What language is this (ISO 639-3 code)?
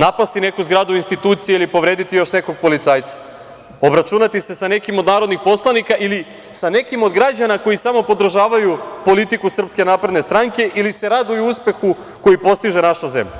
srp